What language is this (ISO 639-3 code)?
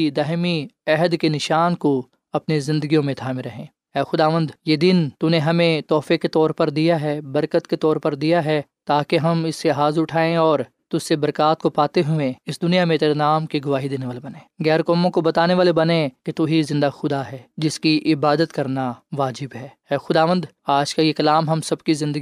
urd